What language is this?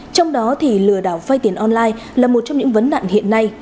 Vietnamese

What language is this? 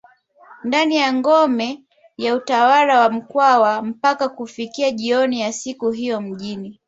Swahili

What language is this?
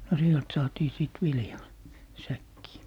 Finnish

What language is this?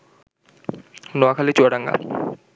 Bangla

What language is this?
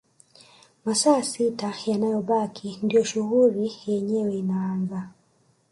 Swahili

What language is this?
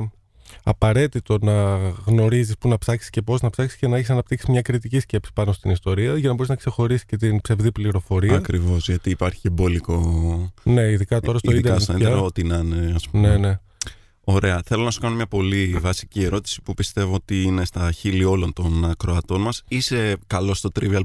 Greek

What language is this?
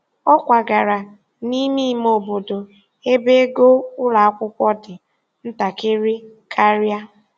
Igbo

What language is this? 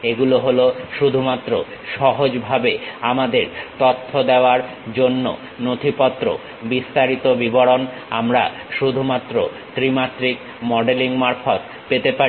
Bangla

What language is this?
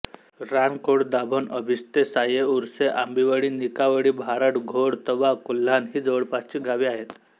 Marathi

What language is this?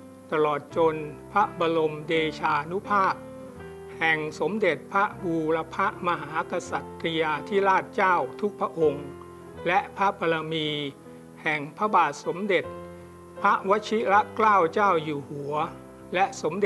Thai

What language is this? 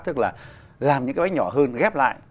Vietnamese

